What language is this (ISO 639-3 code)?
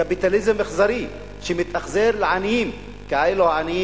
heb